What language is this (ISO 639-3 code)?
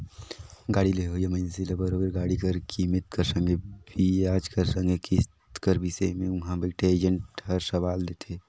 hne